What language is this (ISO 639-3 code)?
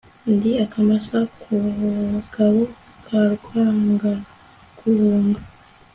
kin